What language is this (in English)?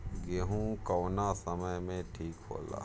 Bhojpuri